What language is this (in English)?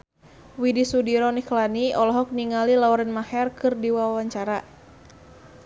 Sundanese